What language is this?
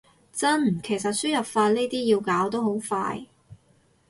Cantonese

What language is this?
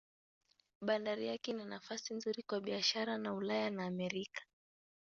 Swahili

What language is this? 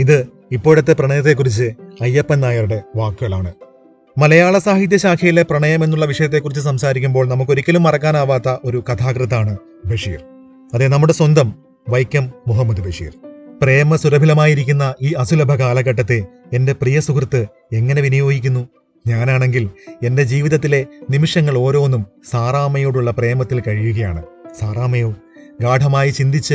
Malayalam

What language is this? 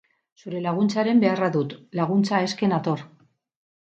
Basque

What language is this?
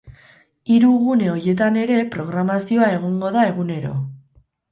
Basque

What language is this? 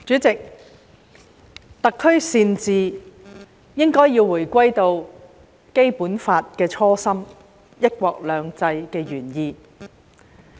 Cantonese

